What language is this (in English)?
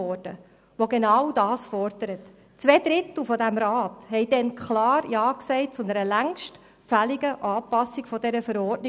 Swiss German